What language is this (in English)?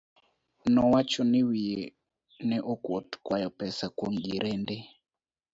Luo (Kenya and Tanzania)